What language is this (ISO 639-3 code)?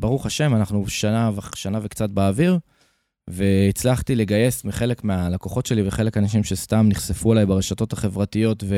heb